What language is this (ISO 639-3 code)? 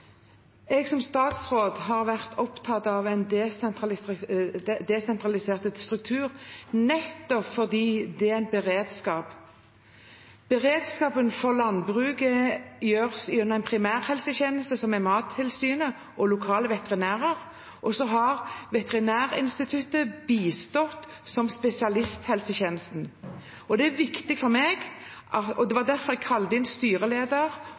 nor